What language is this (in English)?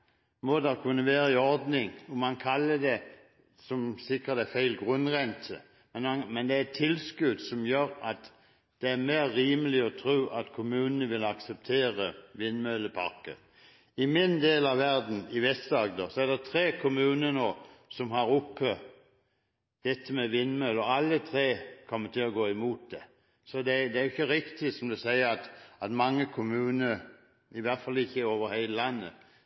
Norwegian Bokmål